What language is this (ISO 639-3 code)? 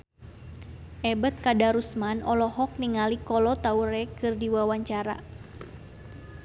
sun